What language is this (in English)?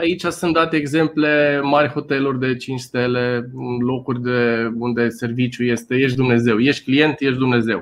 Romanian